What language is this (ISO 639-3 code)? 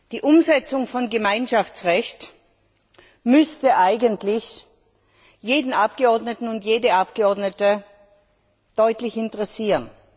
deu